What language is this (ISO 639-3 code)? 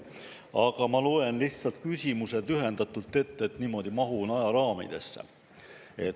est